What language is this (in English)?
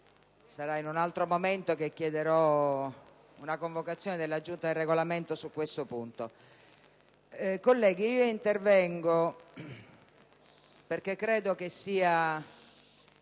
Italian